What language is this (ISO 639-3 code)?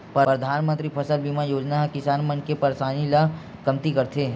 hne